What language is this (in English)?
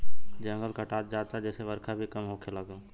Bhojpuri